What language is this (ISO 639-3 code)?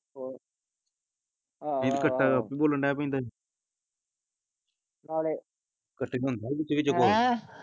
pan